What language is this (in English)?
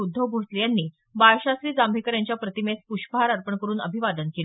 Marathi